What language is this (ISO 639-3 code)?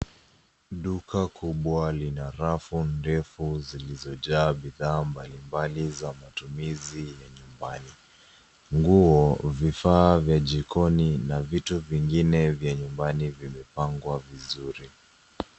swa